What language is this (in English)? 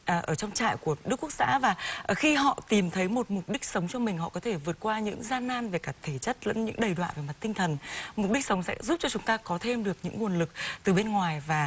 Vietnamese